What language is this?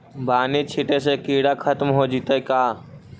Magahi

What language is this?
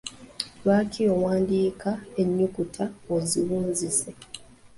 Ganda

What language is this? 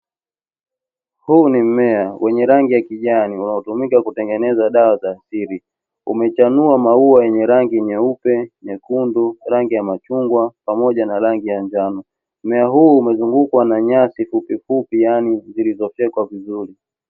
Swahili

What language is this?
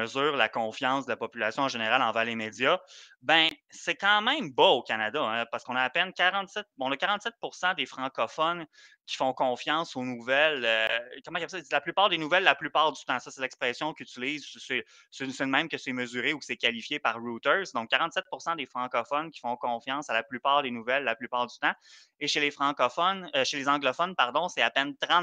French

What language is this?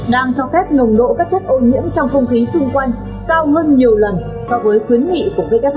Vietnamese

